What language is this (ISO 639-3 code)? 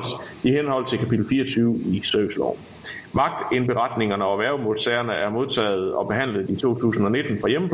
dan